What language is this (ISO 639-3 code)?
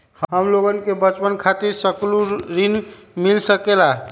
mag